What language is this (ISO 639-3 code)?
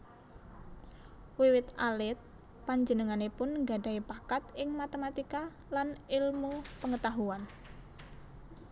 jav